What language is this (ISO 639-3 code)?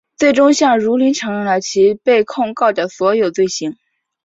zho